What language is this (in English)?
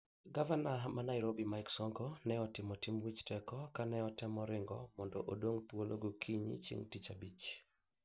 Luo (Kenya and Tanzania)